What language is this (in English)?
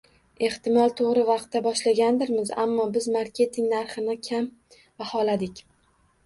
Uzbek